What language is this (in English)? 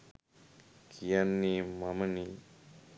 Sinhala